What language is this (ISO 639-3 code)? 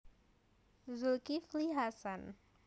jav